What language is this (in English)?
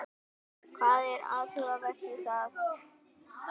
Icelandic